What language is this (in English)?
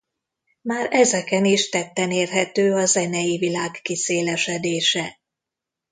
Hungarian